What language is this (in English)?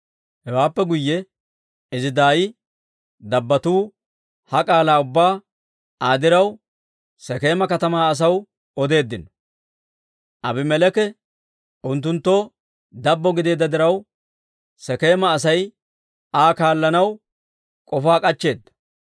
Dawro